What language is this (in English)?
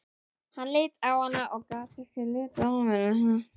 Icelandic